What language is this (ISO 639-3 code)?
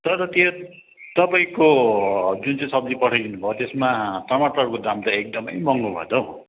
nep